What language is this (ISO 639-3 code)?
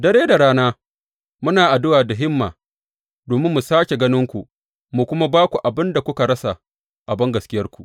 hau